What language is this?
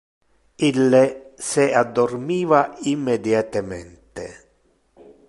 Interlingua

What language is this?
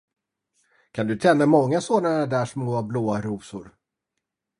Swedish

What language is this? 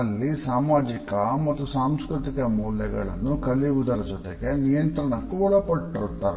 Kannada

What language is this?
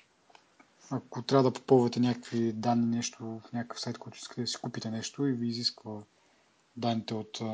Bulgarian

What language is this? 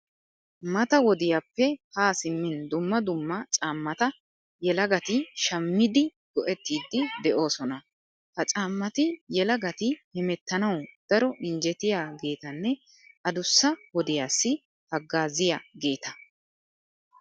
Wolaytta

